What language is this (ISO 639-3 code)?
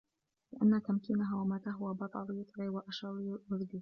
ara